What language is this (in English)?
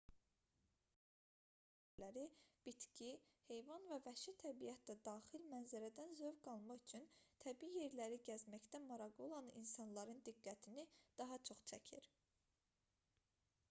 Azerbaijani